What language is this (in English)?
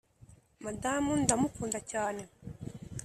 Kinyarwanda